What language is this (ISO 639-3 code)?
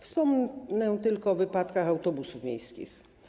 pol